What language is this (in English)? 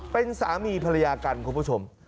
Thai